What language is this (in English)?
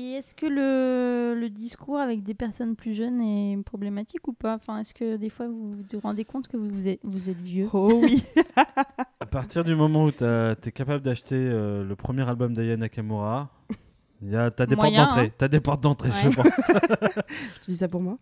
French